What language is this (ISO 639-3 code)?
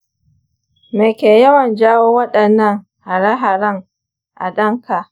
hau